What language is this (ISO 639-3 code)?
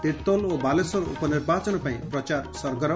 ori